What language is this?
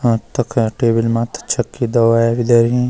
Garhwali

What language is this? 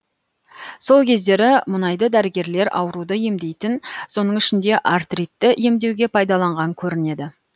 Kazakh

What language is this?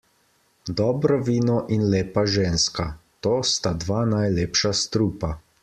Slovenian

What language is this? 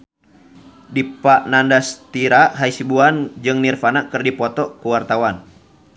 Sundanese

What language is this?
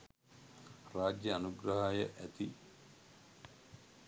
Sinhala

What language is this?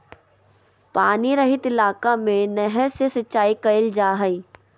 Magahi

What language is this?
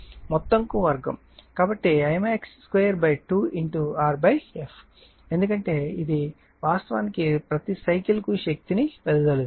Telugu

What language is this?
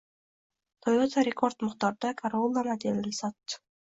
Uzbek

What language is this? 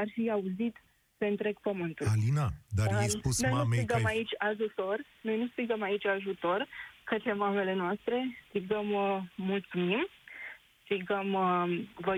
Romanian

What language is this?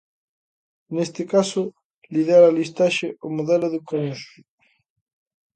Galician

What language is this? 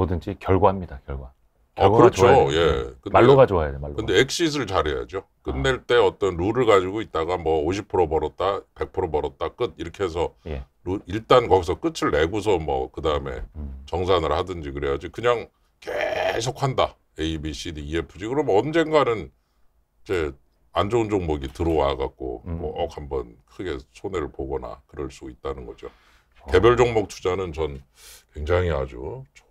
Korean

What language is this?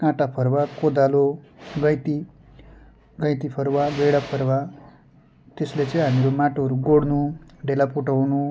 Nepali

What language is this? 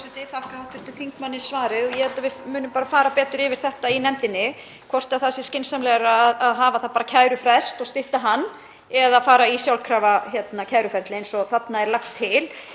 Icelandic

